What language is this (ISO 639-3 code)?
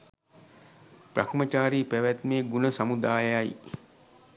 sin